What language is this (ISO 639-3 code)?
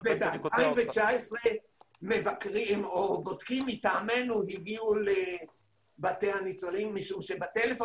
heb